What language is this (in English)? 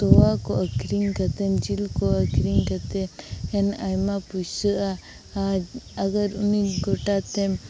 Santali